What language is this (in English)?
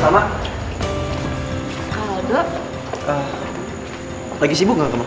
Indonesian